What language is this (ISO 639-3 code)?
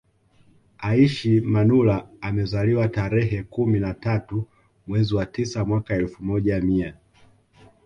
swa